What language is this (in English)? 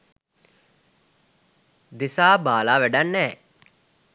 Sinhala